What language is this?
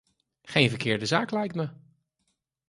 Dutch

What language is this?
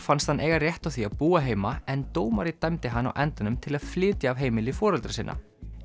Icelandic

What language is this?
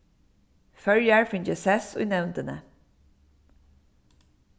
Faroese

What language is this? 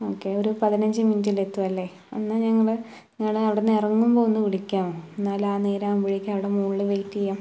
Malayalam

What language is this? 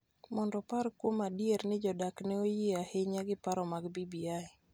Luo (Kenya and Tanzania)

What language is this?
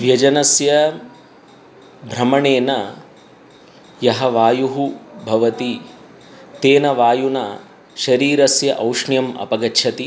Sanskrit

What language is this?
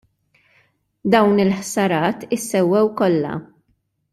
Maltese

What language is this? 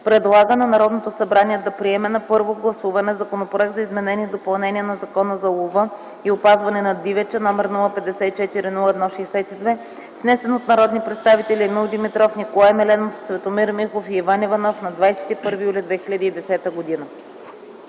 Bulgarian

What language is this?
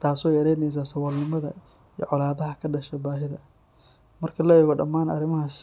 Somali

